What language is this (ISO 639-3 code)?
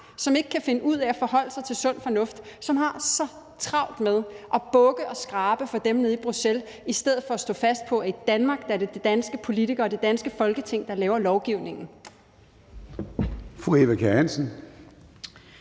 dan